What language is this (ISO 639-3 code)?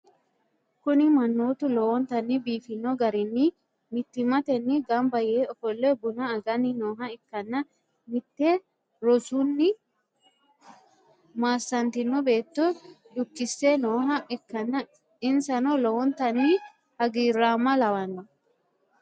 sid